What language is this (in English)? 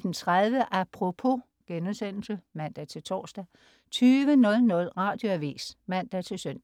Danish